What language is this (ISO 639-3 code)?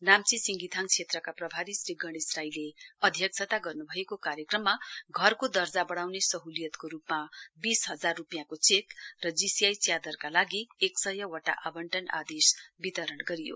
nep